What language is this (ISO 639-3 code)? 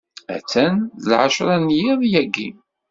kab